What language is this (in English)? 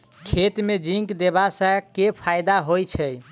Maithili